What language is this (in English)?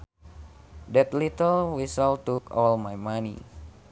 Sundanese